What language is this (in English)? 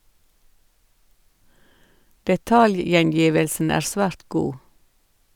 Norwegian